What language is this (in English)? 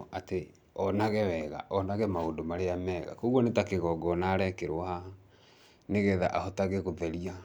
Kikuyu